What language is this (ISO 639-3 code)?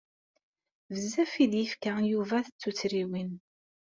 kab